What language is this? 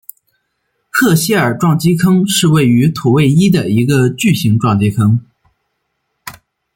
Chinese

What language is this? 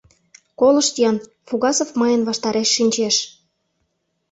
Mari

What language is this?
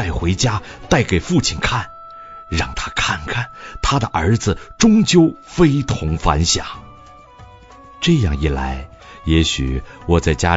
Chinese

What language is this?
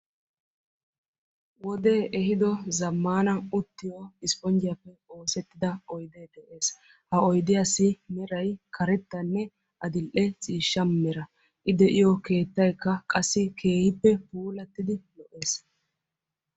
Wolaytta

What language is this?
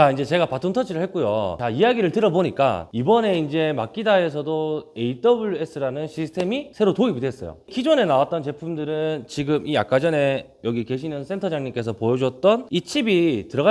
Korean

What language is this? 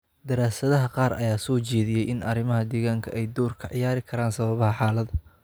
Somali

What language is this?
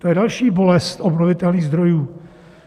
Czech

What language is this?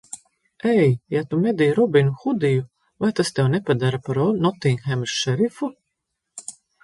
Latvian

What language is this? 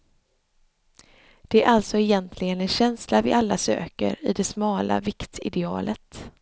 Swedish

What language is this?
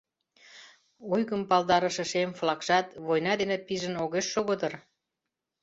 Mari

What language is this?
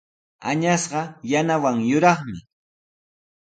Sihuas Ancash Quechua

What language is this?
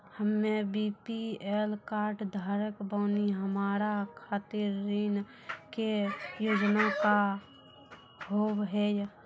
Maithili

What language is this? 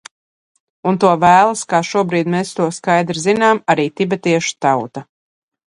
Latvian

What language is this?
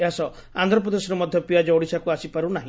Odia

